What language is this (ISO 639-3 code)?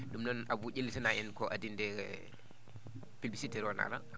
ful